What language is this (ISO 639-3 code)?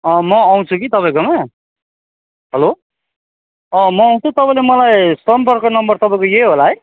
nep